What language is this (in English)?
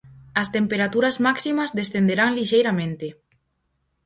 Galician